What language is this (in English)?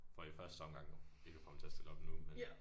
Danish